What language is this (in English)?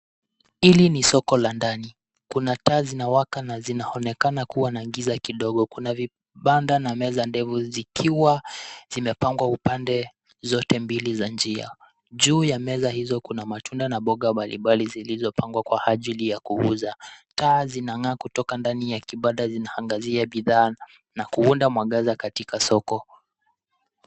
Swahili